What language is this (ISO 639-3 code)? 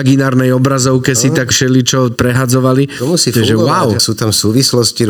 slk